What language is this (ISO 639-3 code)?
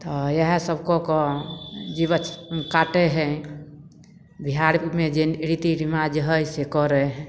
mai